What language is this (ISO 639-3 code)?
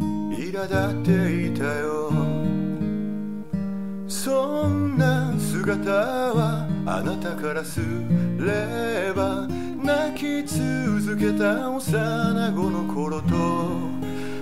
kor